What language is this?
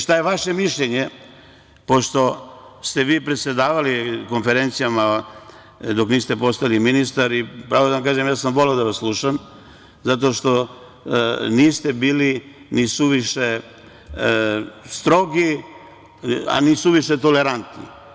Serbian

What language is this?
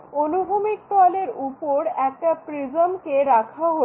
Bangla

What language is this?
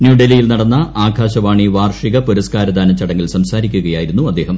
Malayalam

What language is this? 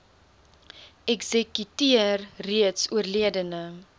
Afrikaans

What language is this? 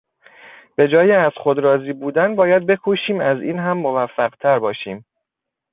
Persian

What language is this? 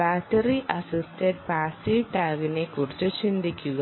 Malayalam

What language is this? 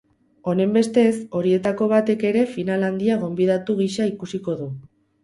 Basque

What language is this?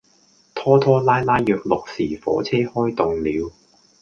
Cantonese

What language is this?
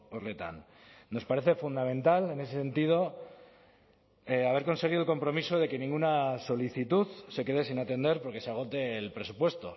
Spanish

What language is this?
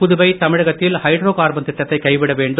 Tamil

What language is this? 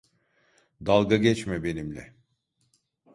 Turkish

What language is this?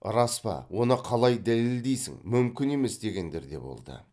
Kazakh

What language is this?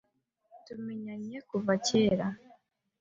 Kinyarwanda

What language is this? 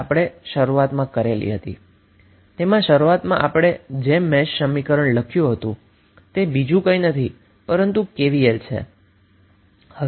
Gujarati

